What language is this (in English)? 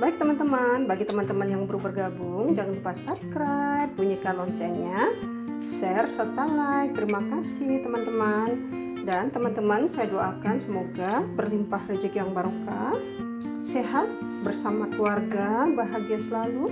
Indonesian